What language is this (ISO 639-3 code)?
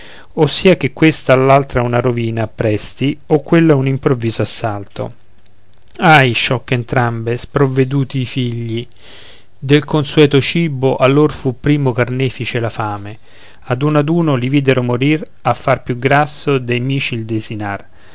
ita